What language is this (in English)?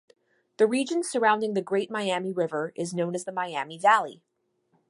English